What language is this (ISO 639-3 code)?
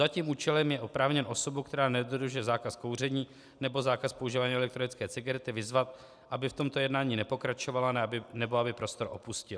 ces